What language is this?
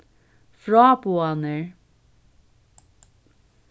Faroese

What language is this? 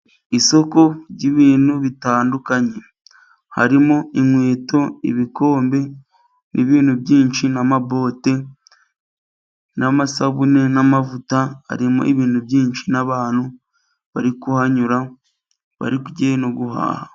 Kinyarwanda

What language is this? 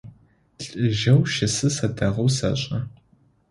Adyghe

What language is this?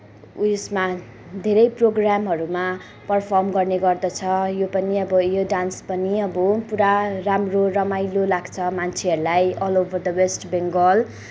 Nepali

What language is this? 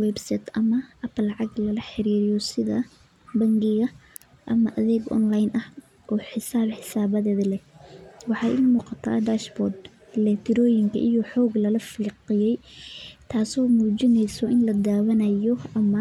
Somali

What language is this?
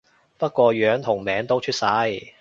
Cantonese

